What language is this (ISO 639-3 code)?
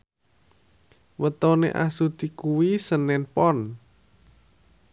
jav